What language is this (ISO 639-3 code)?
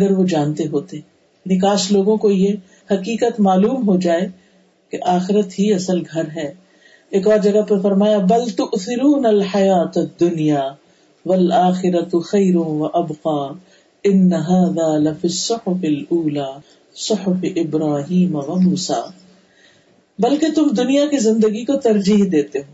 urd